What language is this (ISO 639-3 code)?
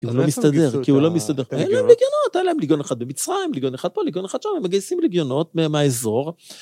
heb